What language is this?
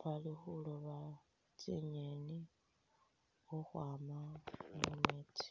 Masaaba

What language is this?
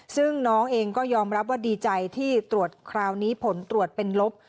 Thai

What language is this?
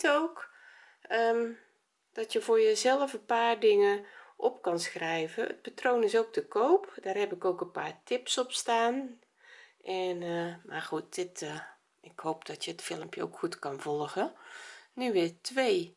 Dutch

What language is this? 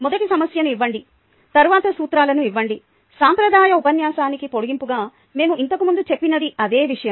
Telugu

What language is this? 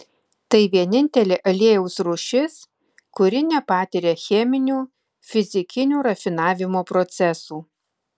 Lithuanian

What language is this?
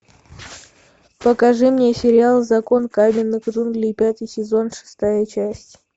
Russian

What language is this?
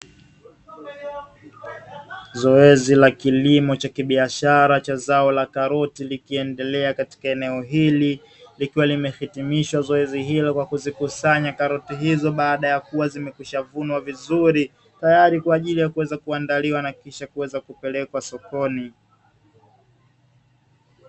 Swahili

